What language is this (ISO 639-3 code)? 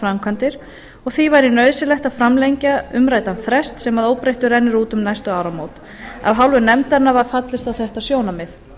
isl